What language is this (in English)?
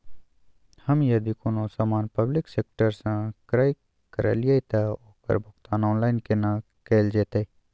Maithili